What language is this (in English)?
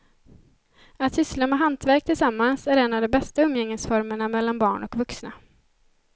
Swedish